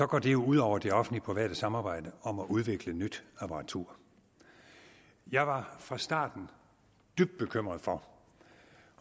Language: Danish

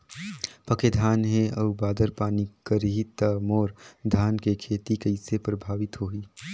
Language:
Chhattisgarhi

